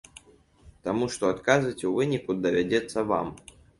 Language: Belarusian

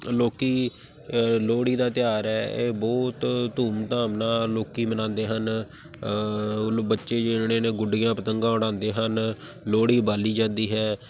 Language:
Punjabi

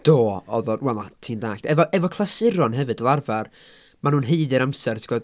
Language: Welsh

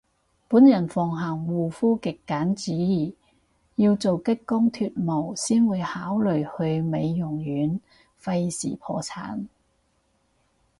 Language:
Cantonese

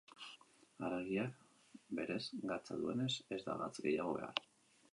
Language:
Basque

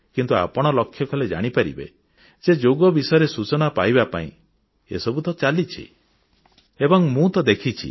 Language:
Odia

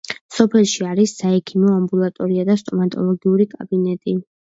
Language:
Georgian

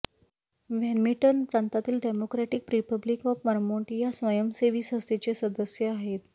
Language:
Marathi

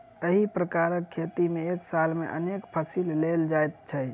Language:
Maithili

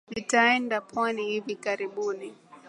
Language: Swahili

